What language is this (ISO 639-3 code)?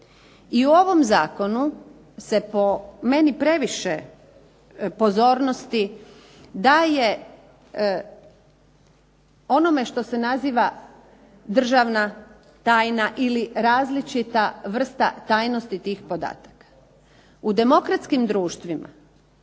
hrv